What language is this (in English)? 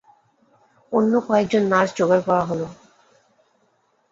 Bangla